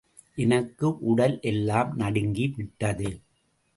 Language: Tamil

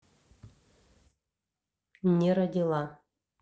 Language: Russian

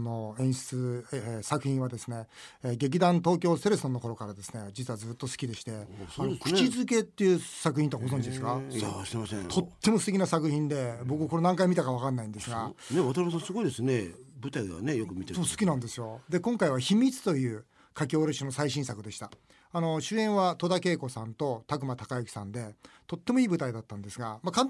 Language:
Japanese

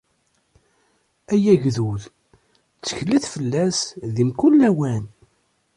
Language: Kabyle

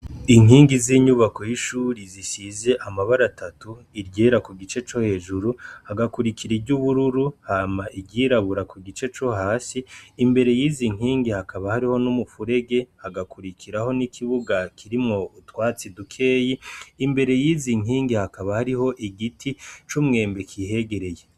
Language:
Rundi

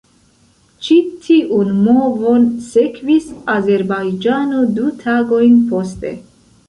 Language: Esperanto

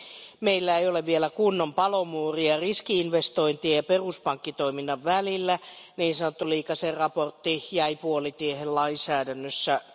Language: Finnish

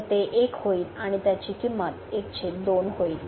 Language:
Marathi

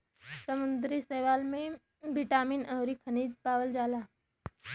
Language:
Bhojpuri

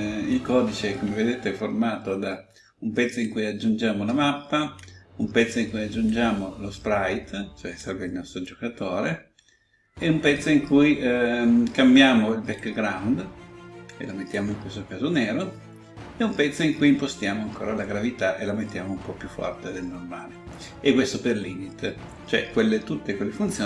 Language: Italian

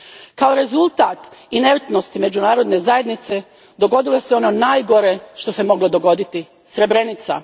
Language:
Croatian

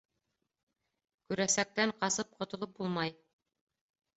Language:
Bashkir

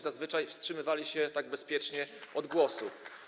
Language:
Polish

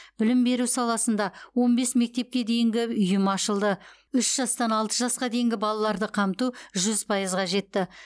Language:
Kazakh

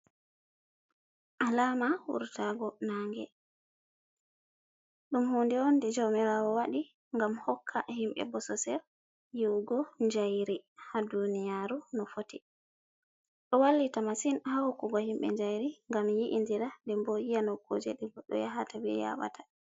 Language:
Fula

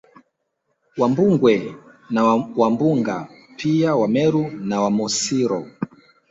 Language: Swahili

